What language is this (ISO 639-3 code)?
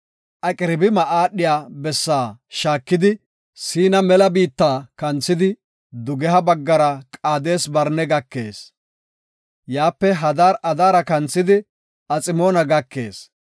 gof